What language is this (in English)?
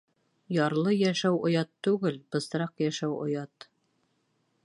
Bashkir